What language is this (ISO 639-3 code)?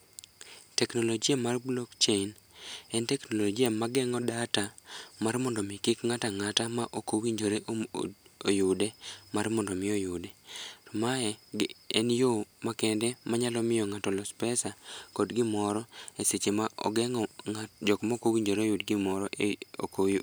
luo